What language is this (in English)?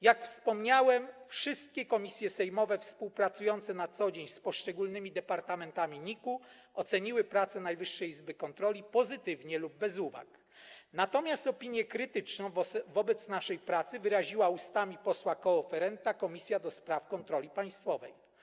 Polish